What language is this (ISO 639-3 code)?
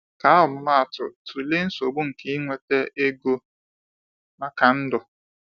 ibo